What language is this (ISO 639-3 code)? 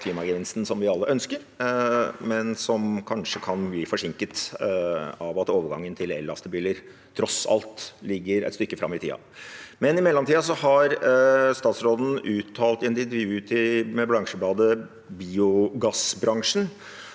nor